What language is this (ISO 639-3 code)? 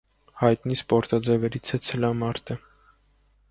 hye